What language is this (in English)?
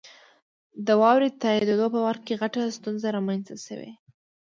Pashto